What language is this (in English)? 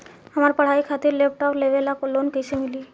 Bhojpuri